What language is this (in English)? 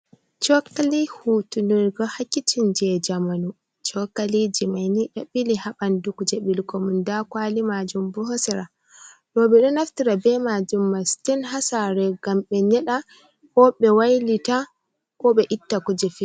Fula